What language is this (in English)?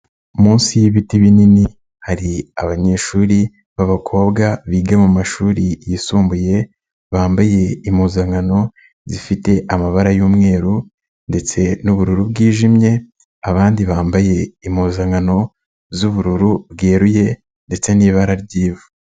Kinyarwanda